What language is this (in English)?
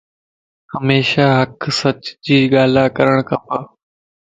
Lasi